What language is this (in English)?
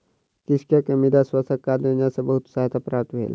Maithili